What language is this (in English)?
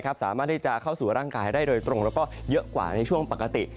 Thai